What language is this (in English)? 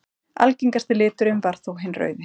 Icelandic